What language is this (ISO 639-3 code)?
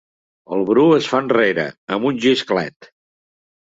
cat